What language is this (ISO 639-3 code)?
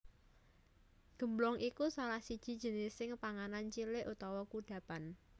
jav